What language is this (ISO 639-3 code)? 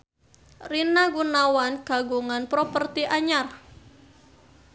sun